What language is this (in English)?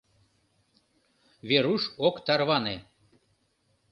Mari